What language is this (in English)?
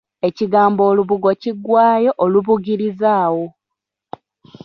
Ganda